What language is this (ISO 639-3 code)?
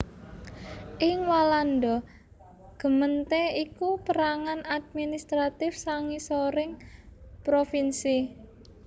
jav